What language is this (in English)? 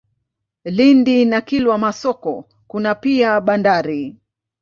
Swahili